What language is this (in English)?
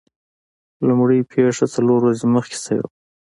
Pashto